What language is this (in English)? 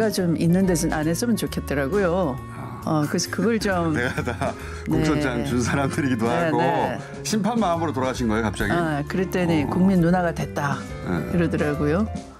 Korean